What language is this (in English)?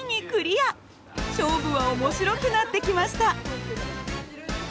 Japanese